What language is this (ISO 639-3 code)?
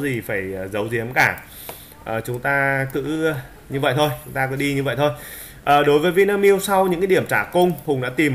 vie